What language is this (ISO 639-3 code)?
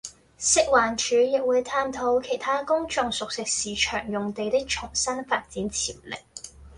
yue